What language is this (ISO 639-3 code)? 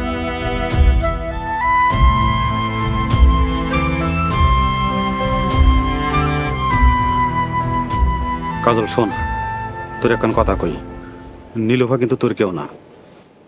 ben